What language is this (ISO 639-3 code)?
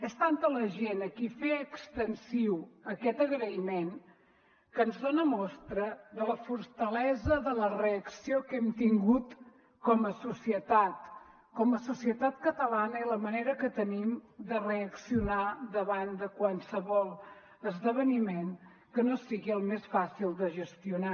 cat